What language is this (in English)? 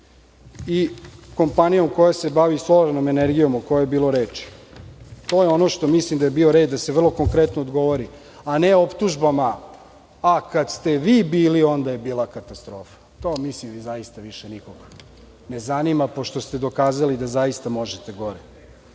Serbian